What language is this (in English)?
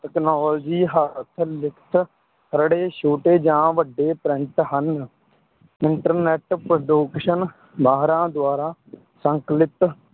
Punjabi